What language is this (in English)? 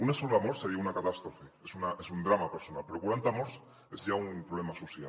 Catalan